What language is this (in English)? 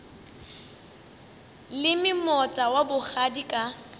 Northern Sotho